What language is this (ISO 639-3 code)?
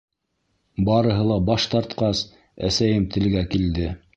bak